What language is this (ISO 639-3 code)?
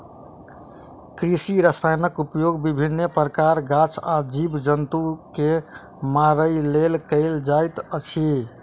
mai